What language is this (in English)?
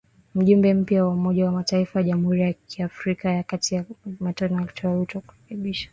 Swahili